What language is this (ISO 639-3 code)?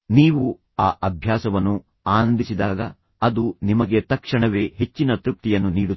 kan